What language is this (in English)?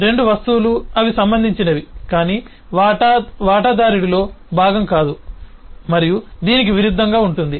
Telugu